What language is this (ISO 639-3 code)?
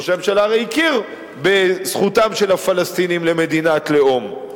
heb